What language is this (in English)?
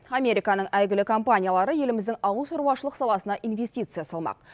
Kazakh